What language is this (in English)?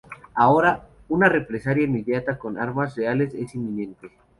Spanish